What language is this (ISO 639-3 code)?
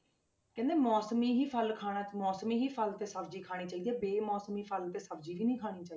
pan